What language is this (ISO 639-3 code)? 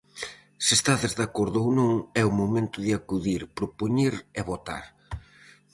glg